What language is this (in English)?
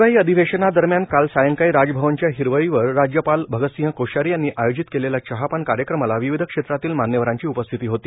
Marathi